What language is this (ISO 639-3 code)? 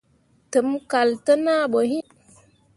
mua